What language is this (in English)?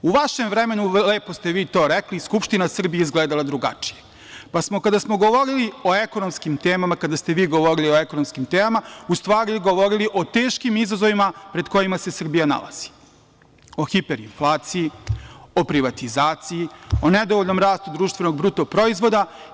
Serbian